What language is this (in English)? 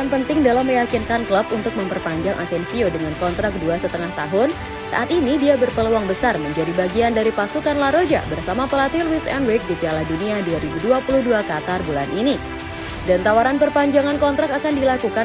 Indonesian